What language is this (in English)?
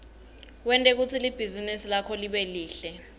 Swati